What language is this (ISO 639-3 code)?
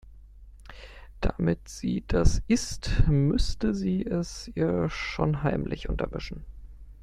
deu